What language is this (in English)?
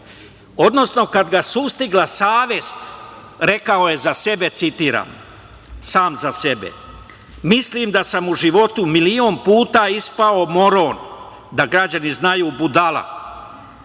Serbian